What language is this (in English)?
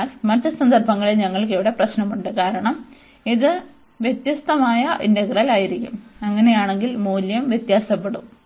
Malayalam